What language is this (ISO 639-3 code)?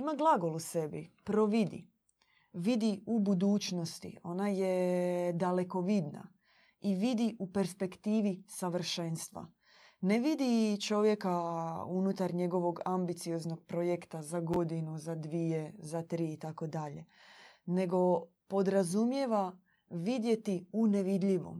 hrv